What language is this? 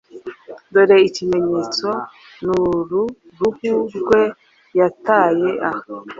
Kinyarwanda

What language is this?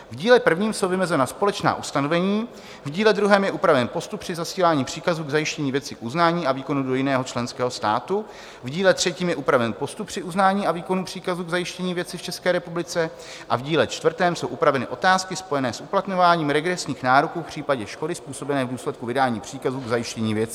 Czech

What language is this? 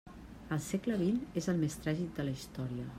Catalan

